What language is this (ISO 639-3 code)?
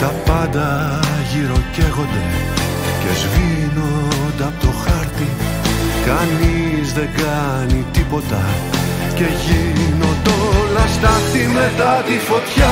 ell